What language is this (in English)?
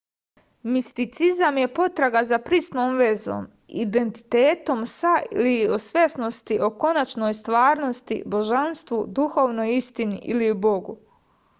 Serbian